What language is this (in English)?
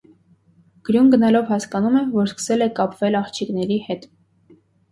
Armenian